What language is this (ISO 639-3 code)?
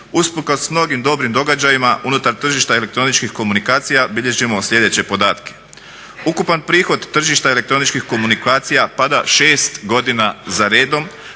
hrv